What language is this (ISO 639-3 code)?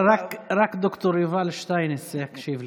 heb